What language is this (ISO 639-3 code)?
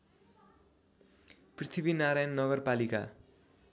nep